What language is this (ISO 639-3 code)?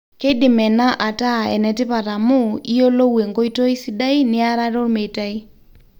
mas